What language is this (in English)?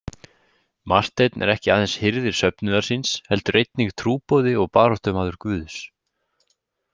Icelandic